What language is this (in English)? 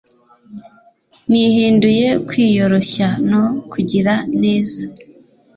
Kinyarwanda